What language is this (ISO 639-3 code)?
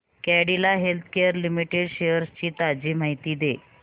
mar